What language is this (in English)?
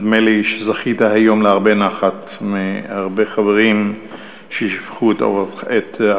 Hebrew